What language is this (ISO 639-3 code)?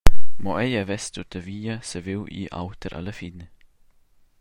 roh